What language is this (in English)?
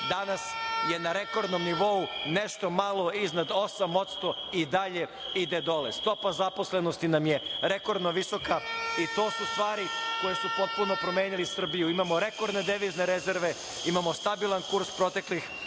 Serbian